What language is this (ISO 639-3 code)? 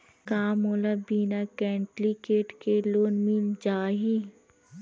hne